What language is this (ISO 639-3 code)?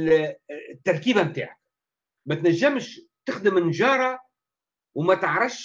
ara